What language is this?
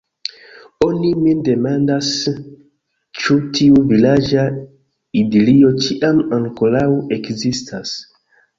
Esperanto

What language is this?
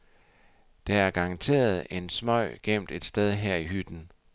Danish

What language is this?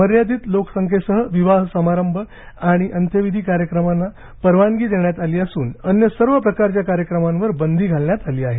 Marathi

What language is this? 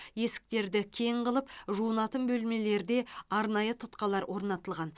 Kazakh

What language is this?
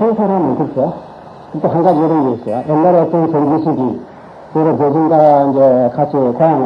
Korean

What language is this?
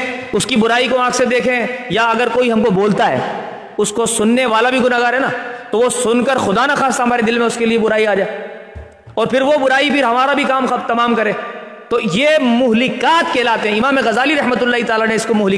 Urdu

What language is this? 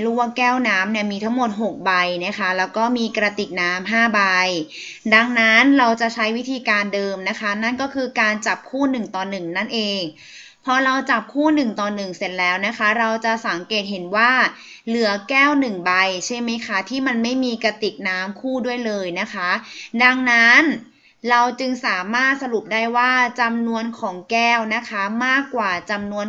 Thai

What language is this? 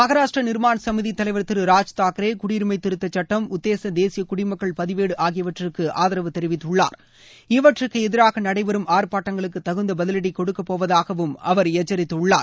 Tamil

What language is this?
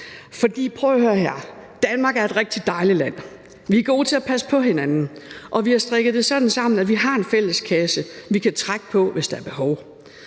Danish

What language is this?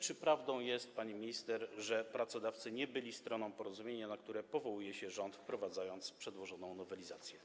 Polish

